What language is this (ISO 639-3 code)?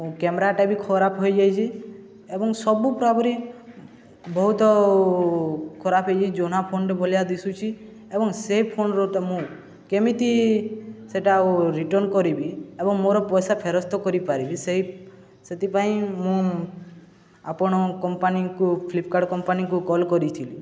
ori